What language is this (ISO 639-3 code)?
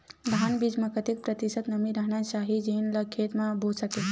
hne